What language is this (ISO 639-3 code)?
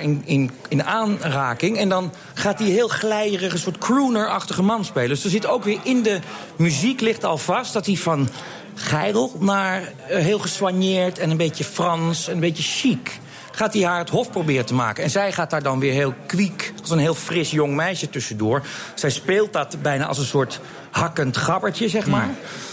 nld